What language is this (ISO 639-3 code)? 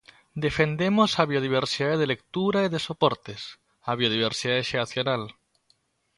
glg